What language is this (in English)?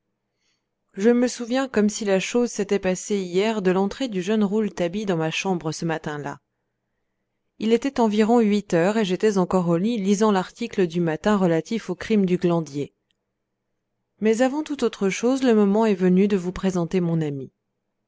French